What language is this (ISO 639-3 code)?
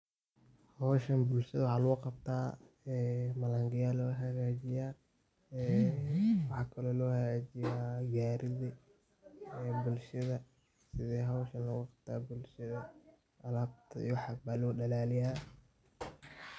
som